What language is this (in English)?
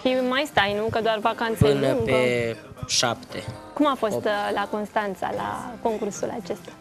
Romanian